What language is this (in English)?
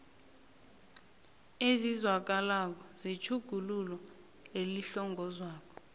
South Ndebele